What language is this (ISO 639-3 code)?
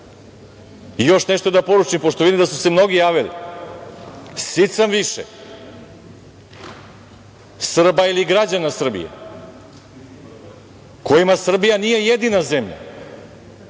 srp